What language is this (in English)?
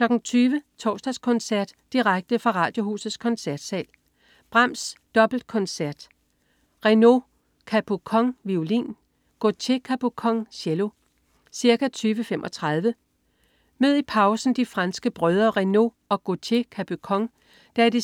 Danish